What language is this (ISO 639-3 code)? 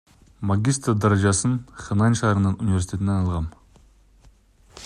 kir